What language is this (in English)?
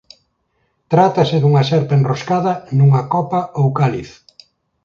Galician